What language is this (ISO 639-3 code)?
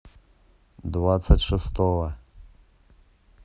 rus